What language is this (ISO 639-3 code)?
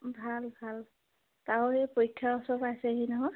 asm